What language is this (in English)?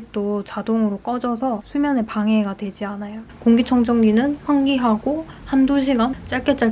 Korean